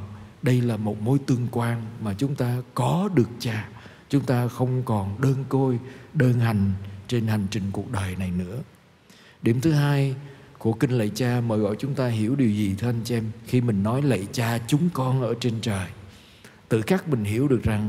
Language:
Vietnamese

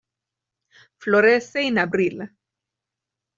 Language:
Spanish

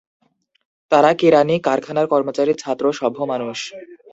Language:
Bangla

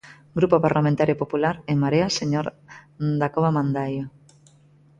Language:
Galician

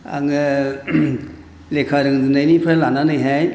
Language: Bodo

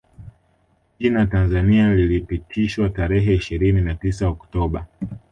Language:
Swahili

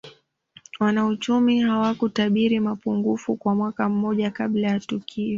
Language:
Swahili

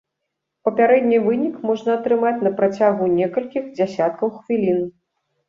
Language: Belarusian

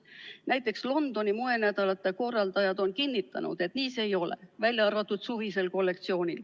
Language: Estonian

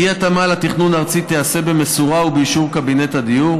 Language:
Hebrew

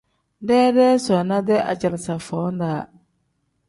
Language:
Tem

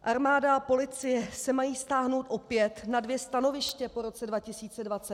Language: Czech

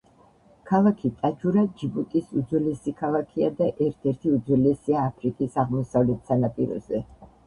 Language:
Georgian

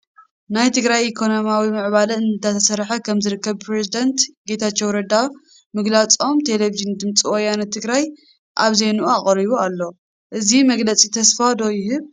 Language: Tigrinya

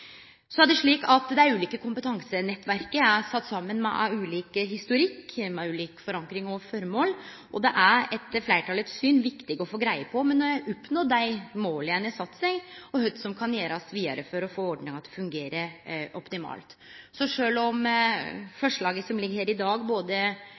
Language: Norwegian Nynorsk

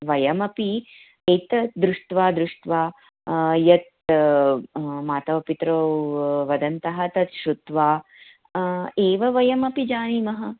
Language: Sanskrit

